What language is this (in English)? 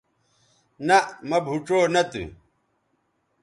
Bateri